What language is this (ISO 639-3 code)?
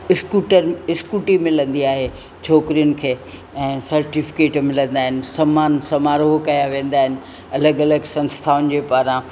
snd